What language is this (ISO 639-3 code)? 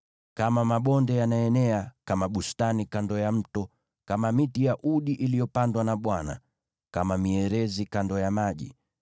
swa